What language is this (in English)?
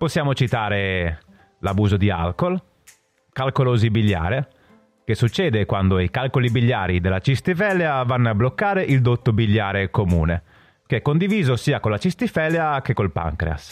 Italian